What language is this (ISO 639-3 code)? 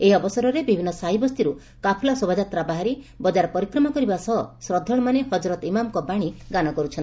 ori